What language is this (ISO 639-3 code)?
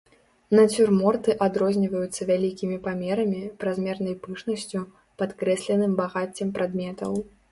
bel